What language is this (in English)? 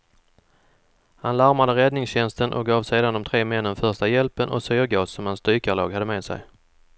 Swedish